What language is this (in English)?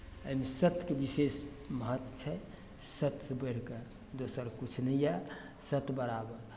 Maithili